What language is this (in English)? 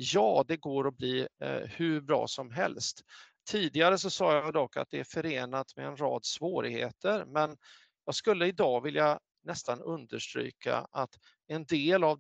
Swedish